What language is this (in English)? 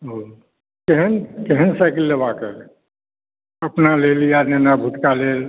Maithili